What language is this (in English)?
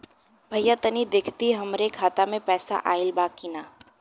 Bhojpuri